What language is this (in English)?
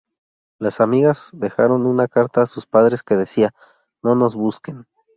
Spanish